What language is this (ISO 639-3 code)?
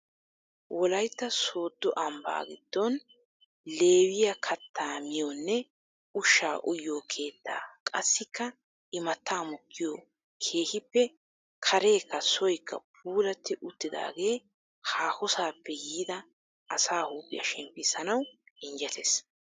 wal